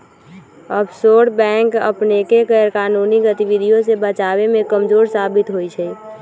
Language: Magahi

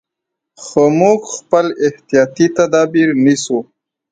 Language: Pashto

